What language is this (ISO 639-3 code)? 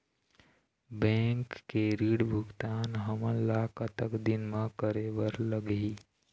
hne